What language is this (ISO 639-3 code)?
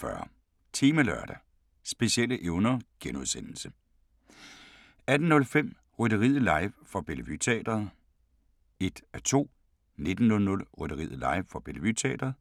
dan